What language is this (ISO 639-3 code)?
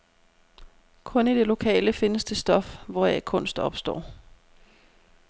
dan